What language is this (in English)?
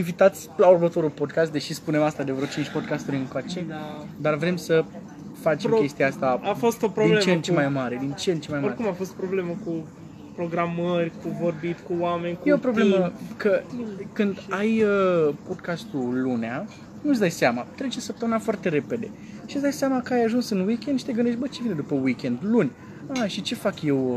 Romanian